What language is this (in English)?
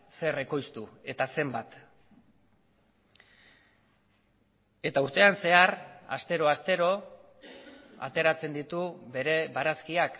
Basque